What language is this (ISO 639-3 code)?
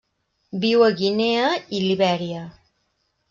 cat